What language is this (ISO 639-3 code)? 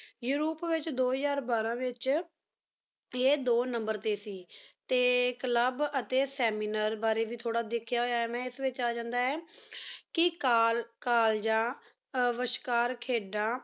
pan